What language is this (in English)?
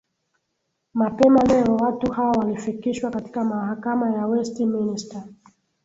Swahili